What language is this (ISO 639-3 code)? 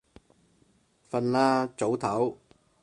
yue